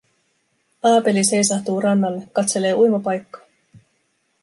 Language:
Finnish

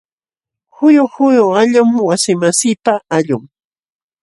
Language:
Jauja Wanca Quechua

